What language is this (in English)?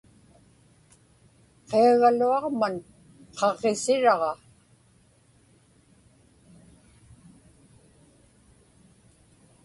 Inupiaq